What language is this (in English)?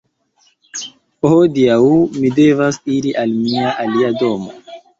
Esperanto